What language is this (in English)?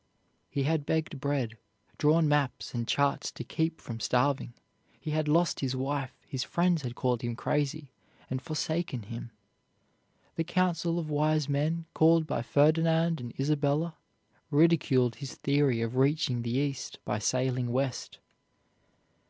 English